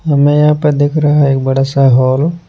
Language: Hindi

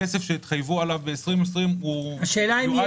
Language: Hebrew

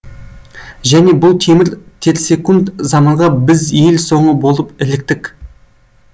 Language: Kazakh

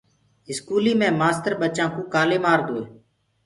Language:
Gurgula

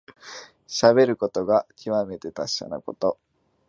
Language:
Japanese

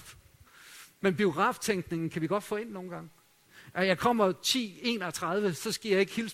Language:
Danish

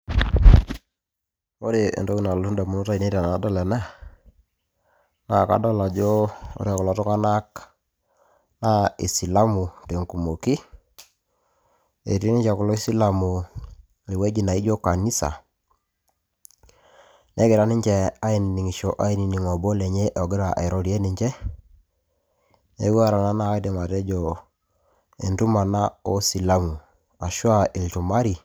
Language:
Masai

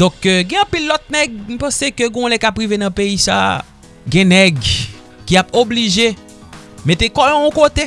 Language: French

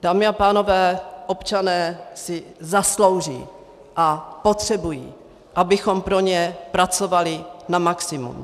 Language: Czech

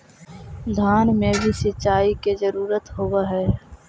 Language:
Magahi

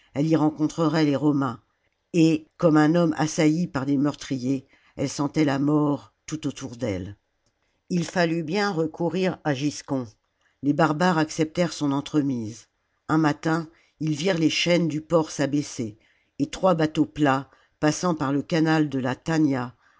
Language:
French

